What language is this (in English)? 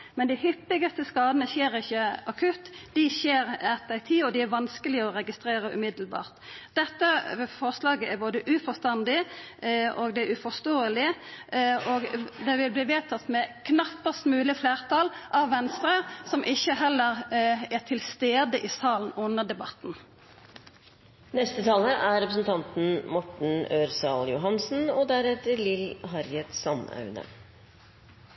Norwegian